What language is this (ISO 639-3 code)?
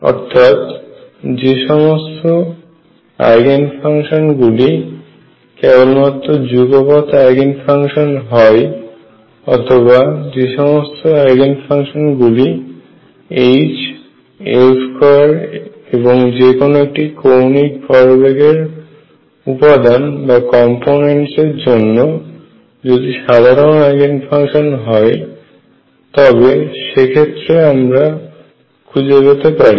ben